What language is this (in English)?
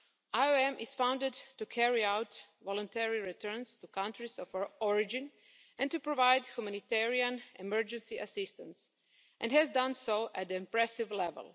English